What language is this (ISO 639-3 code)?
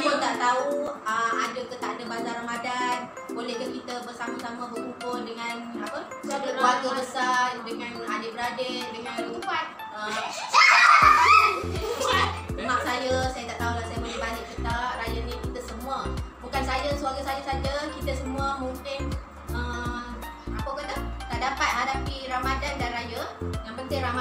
msa